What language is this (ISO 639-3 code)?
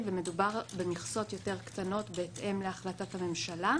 heb